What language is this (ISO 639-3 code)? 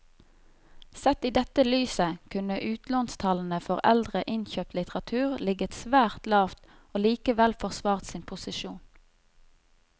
nor